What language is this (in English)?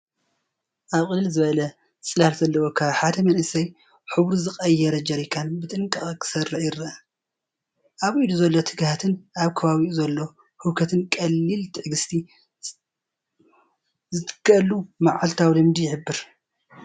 Tigrinya